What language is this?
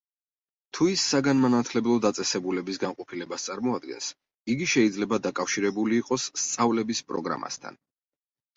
Georgian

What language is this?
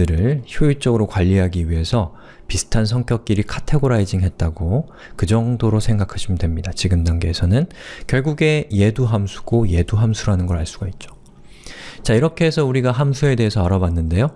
Korean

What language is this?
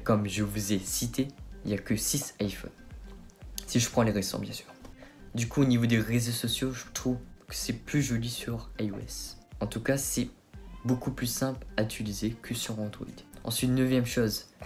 French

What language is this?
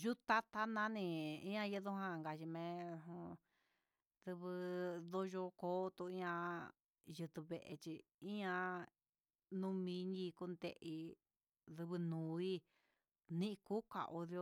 Huitepec Mixtec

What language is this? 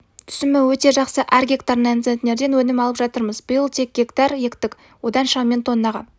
Kazakh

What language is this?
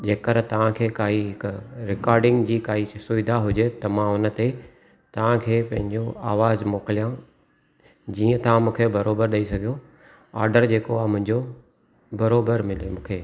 Sindhi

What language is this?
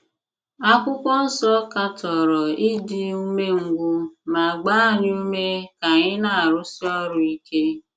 Igbo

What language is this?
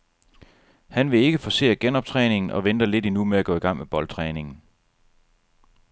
Danish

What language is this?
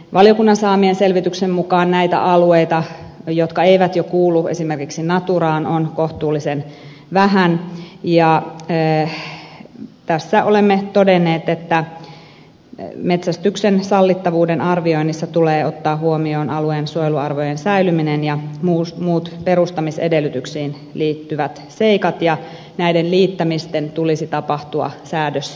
Finnish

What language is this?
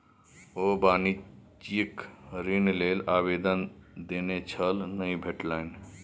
Maithili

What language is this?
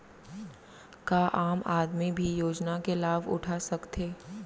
Chhattisgarhi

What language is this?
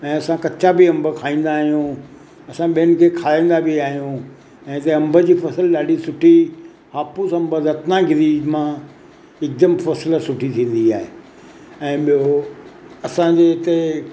Sindhi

